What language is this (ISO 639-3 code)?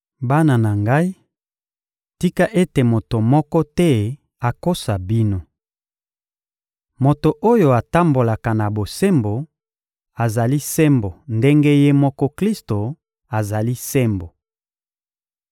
lin